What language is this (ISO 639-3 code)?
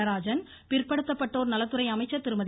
tam